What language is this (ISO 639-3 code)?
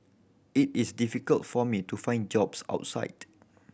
eng